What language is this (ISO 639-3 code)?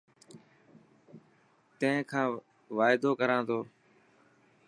mki